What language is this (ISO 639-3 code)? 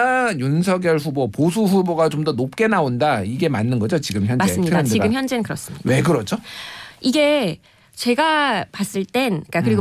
kor